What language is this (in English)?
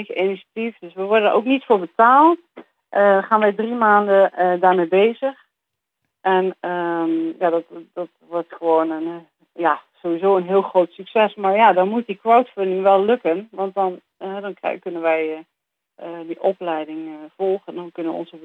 Dutch